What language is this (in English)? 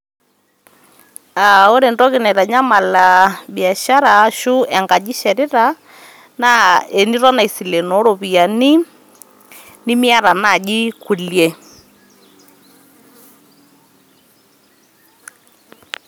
Masai